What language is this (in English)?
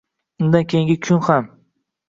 Uzbek